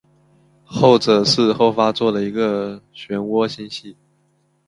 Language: Chinese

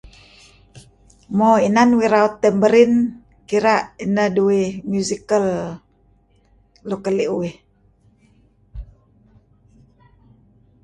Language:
Kelabit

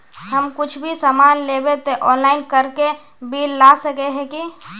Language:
Magahi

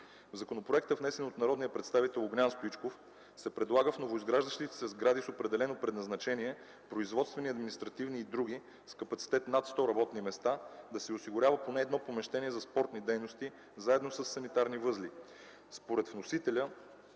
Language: Bulgarian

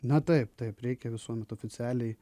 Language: Lithuanian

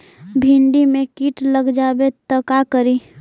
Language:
Magahi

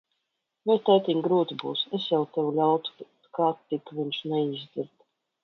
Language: Latvian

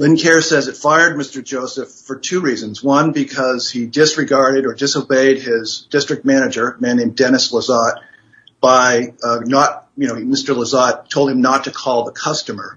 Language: English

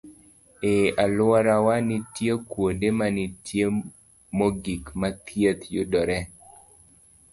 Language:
Luo (Kenya and Tanzania)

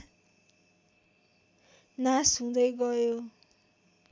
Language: Nepali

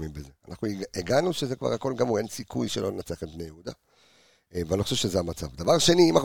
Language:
Hebrew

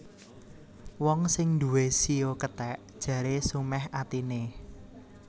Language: Javanese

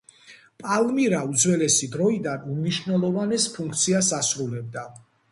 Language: Georgian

